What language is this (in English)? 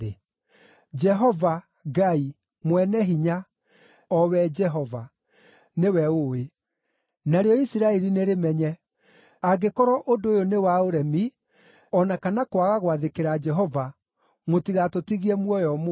Kikuyu